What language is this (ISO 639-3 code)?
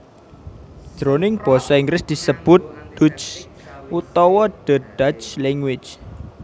jav